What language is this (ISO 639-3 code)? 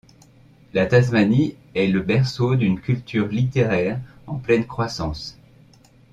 fra